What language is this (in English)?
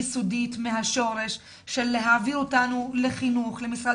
Hebrew